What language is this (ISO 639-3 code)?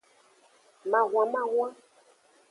ajg